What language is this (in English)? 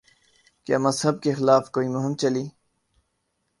Urdu